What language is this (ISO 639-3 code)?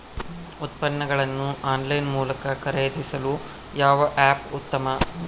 kan